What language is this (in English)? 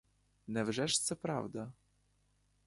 Ukrainian